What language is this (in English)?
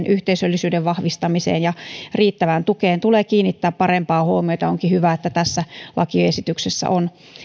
Finnish